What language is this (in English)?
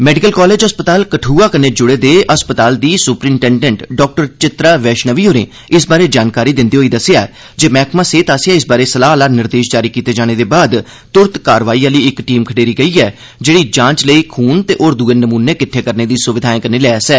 Dogri